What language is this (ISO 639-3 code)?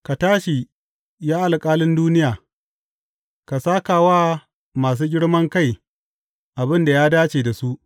hau